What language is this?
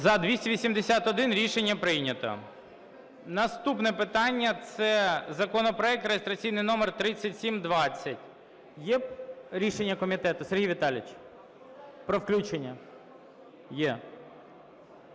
Ukrainian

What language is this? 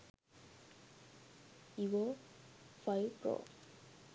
Sinhala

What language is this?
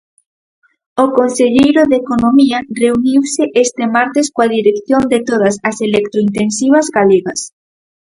Galician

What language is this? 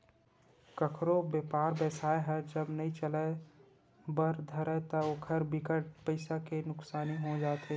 Chhattisgarhi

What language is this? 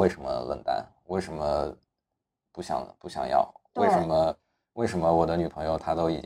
Chinese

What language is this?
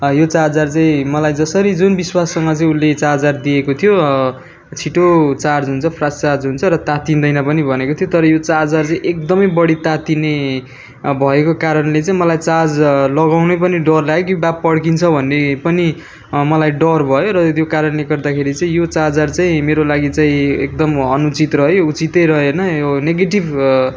Nepali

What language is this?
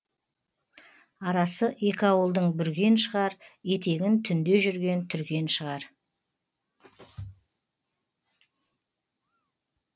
Kazakh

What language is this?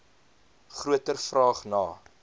Afrikaans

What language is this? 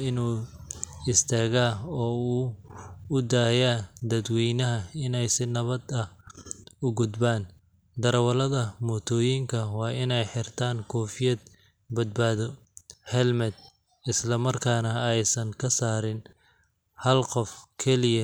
Somali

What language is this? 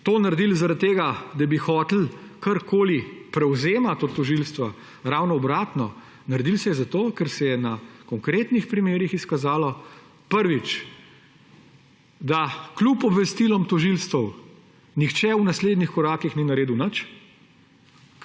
Slovenian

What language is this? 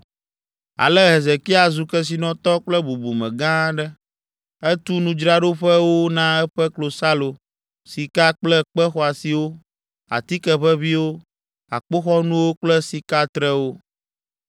Ewe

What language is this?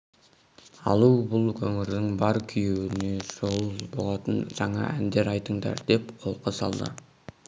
Kazakh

